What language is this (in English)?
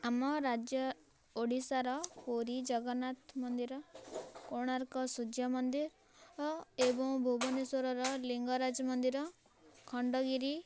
Odia